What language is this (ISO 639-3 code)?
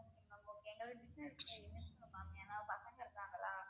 tam